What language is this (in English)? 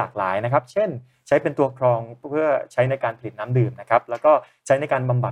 Thai